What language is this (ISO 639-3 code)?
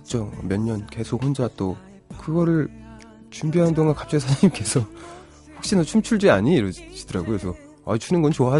kor